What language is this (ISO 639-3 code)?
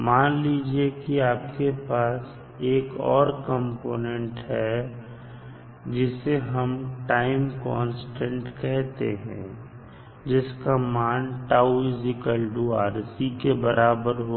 hin